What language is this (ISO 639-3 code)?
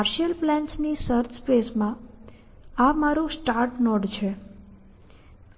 guj